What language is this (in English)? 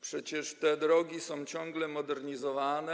Polish